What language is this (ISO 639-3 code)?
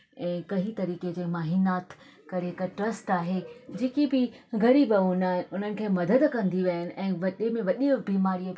snd